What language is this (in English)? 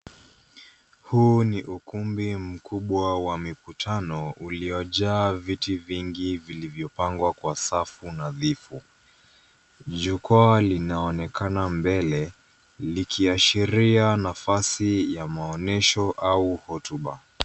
Swahili